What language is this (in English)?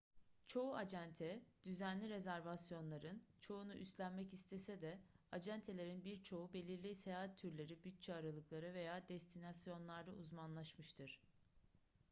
Turkish